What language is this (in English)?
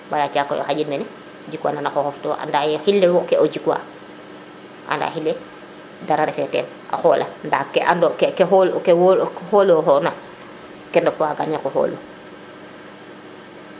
Serer